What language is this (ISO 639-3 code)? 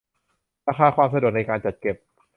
tha